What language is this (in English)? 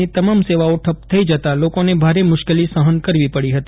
Gujarati